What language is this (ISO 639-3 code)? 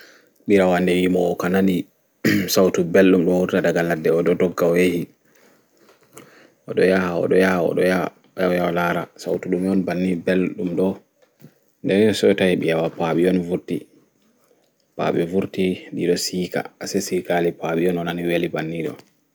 ful